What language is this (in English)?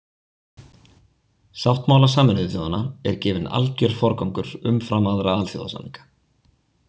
Icelandic